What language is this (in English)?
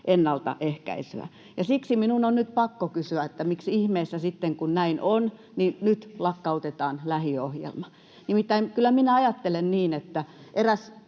Finnish